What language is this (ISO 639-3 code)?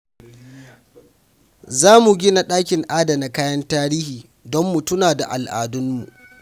hau